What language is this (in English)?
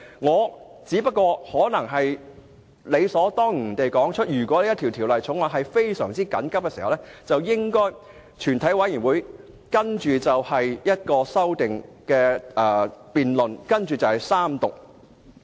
Cantonese